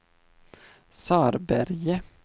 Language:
Swedish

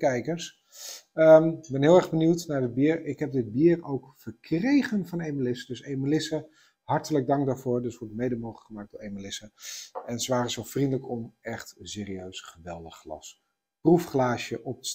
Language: Dutch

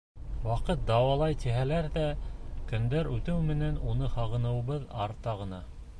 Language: Bashkir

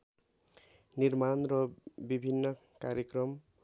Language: Nepali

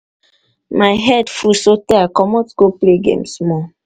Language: Nigerian Pidgin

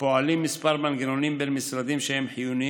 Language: Hebrew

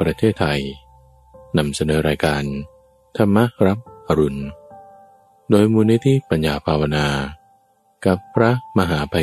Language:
Thai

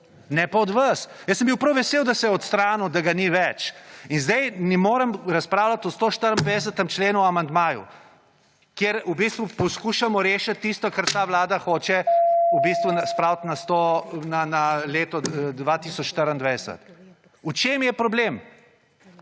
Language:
Slovenian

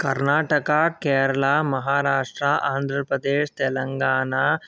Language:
Sanskrit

